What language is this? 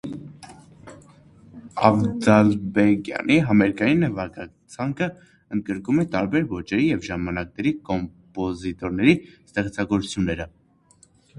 Armenian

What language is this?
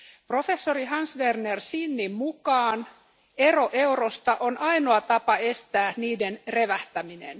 Finnish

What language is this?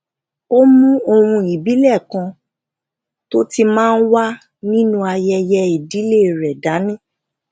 Yoruba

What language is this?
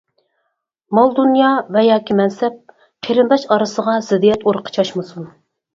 Uyghur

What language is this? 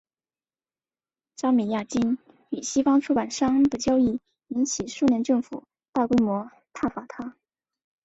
Chinese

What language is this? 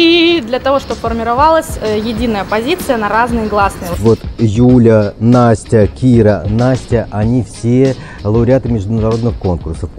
Russian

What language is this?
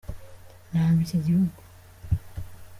Kinyarwanda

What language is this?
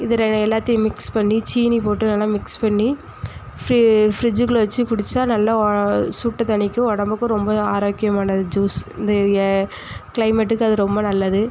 Tamil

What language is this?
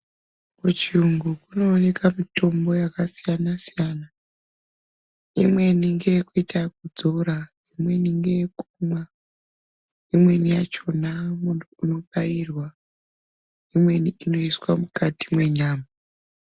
Ndau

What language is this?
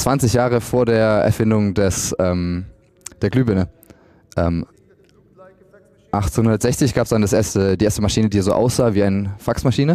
German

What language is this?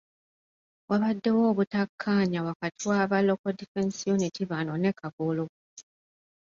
Ganda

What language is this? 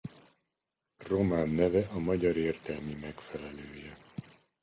Hungarian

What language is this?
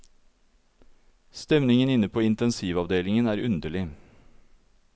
Norwegian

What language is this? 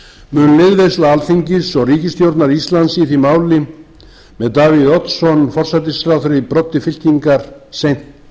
Icelandic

